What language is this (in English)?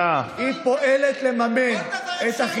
Hebrew